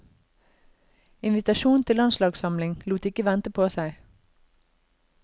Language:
Norwegian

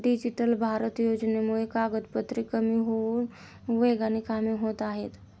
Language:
Marathi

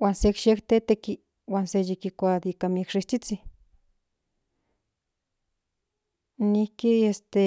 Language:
Central Nahuatl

